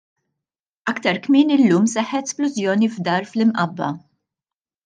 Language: Maltese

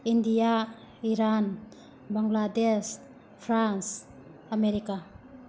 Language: Manipuri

